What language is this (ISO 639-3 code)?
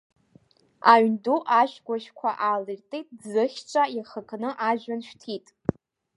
abk